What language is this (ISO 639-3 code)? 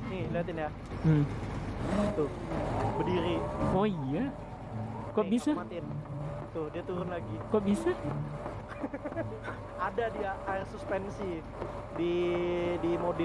ind